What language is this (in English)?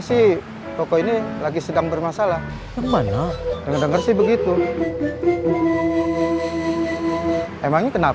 Indonesian